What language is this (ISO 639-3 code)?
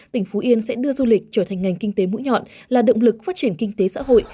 vie